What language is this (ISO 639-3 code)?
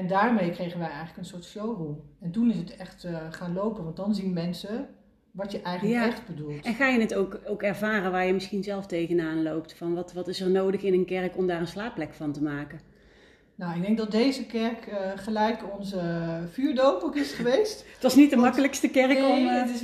nld